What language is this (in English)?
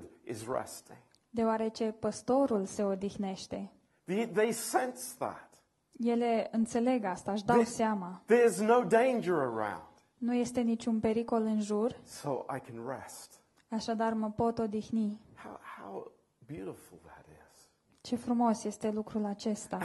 Romanian